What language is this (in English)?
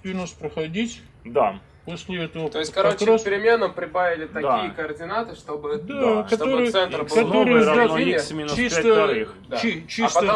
Russian